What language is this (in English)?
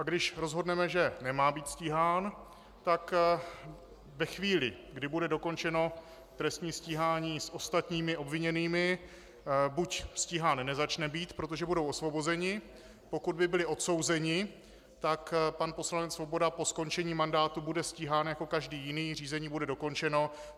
Czech